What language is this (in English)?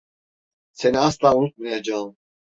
Turkish